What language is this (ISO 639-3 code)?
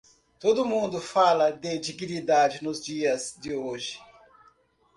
por